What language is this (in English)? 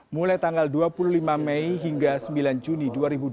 Indonesian